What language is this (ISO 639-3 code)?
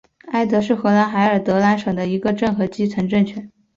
zho